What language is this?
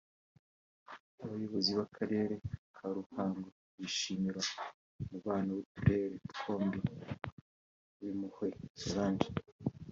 Kinyarwanda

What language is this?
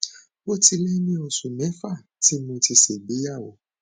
Yoruba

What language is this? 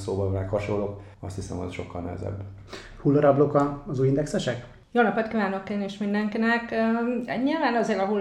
Hungarian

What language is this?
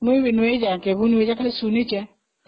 Odia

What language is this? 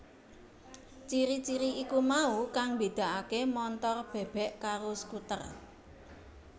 Javanese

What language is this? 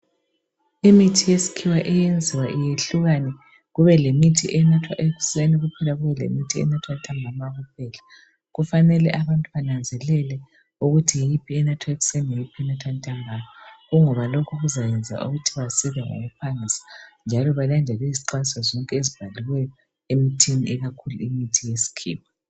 North Ndebele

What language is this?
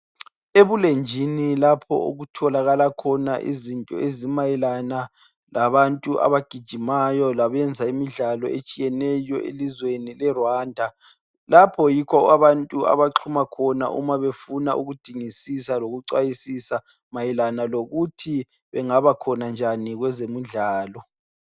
North Ndebele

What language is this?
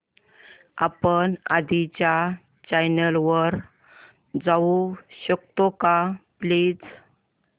Marathi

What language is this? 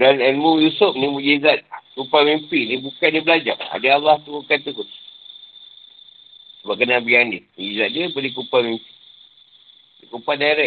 Malay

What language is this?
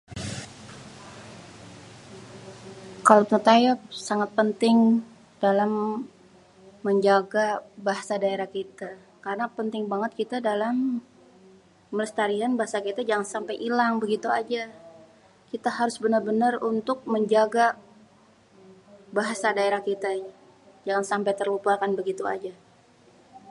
Betawi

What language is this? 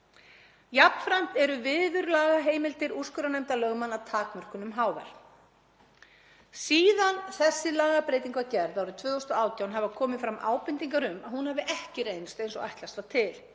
Icelandic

